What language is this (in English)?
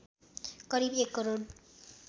Nepali